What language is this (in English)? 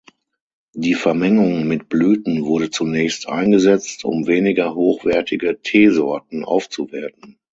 German